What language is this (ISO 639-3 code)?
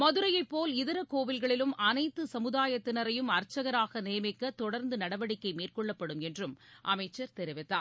tam